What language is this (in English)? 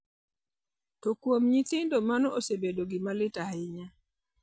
Luo (Kenya and Tanzania)